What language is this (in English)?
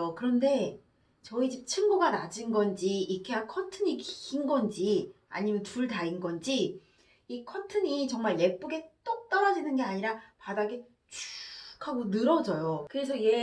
Korean